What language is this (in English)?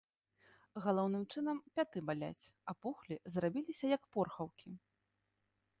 Belarusian